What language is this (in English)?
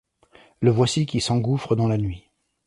French